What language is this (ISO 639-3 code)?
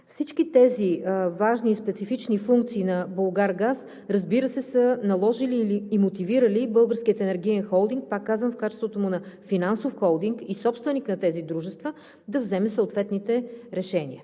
bul